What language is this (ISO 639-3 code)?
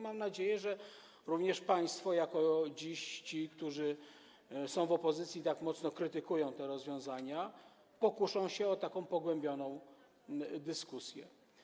pol